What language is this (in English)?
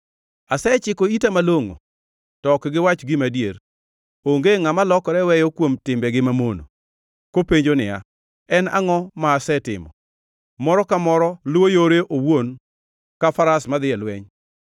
Luo (Kenya and Tanzania)